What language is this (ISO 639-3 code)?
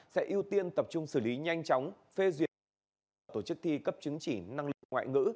vie